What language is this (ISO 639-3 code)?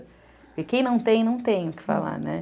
por